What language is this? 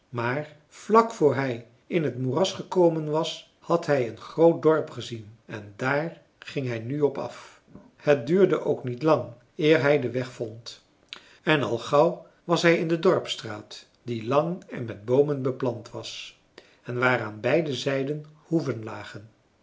Dutch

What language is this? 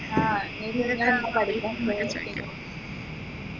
Malayalam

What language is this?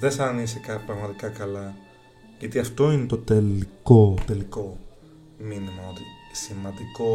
Greek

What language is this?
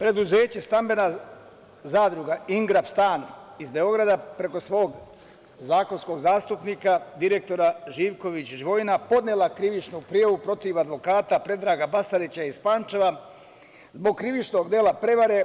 Serbian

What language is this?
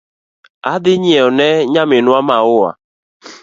Luo (Kenya and Tanzania)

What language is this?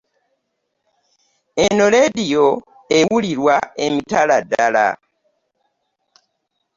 Ganda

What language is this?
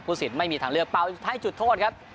Thai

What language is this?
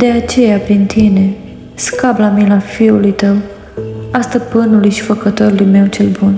Romanian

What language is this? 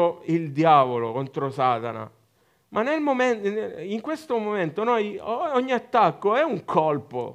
Italian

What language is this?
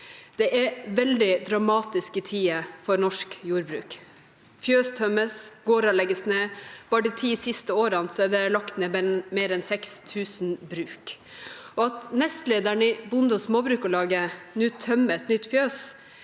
Norwegian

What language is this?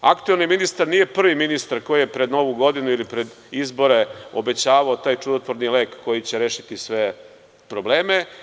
Serbian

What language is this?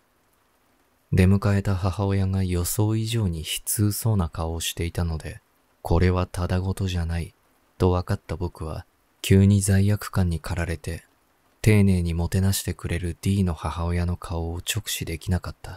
Japanese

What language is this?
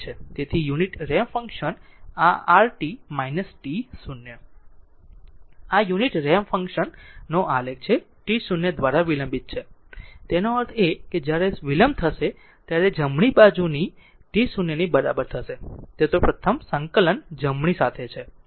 Gujarati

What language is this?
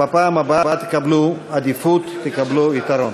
Hebrew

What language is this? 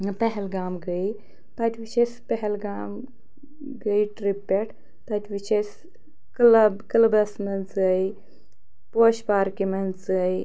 Kashmiri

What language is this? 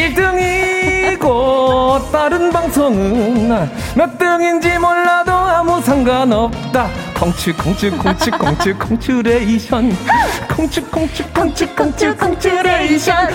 Korean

